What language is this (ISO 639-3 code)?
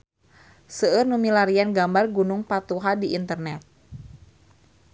sun